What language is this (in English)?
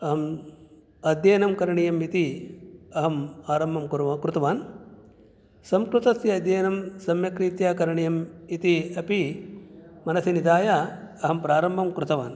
Sanskrit